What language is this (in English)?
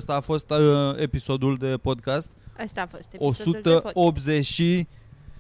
Romanian